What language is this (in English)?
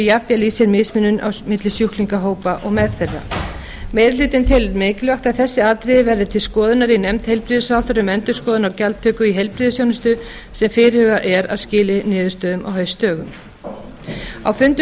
Icelandic